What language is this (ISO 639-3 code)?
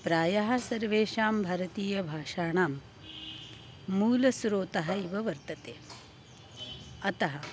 san